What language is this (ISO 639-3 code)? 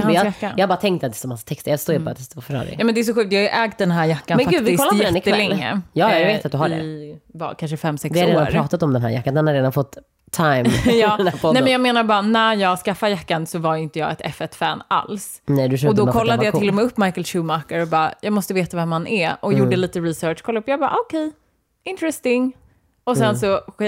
swe